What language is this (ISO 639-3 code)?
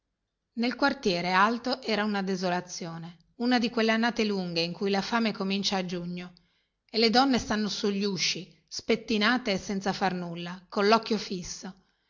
ita